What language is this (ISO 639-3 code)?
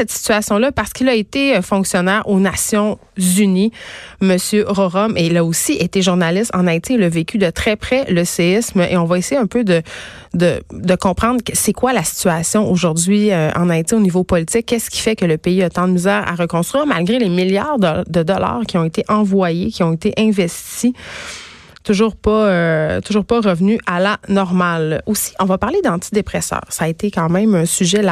fra